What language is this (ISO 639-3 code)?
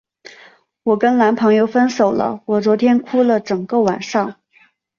zho